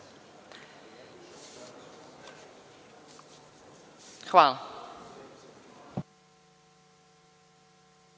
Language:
Serbian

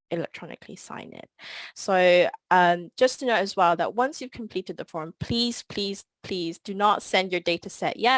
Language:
English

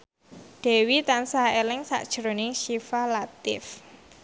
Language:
Javanese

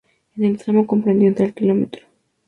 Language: Spanish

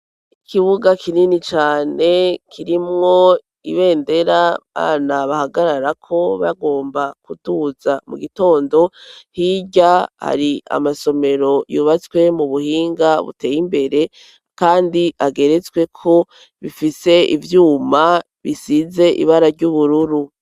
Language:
Rundi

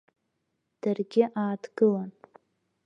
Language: Abkhazian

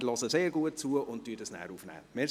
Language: Swiss German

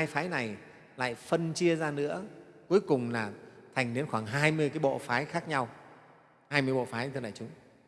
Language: Vietnamese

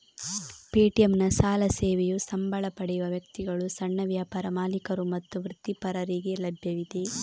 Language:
Kannada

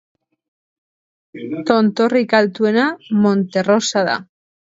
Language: Basque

